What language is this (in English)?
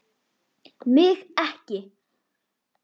Icelandic